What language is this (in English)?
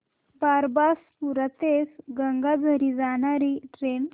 Marathi